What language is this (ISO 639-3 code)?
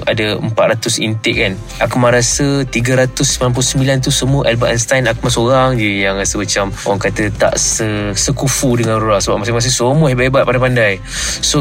msa